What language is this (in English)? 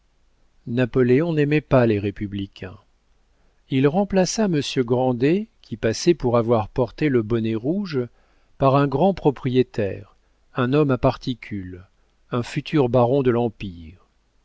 French